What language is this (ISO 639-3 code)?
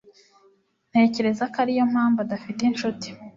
kin